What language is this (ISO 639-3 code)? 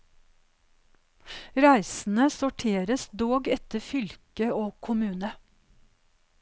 nor